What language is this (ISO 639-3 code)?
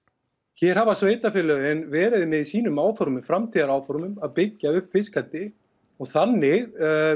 isl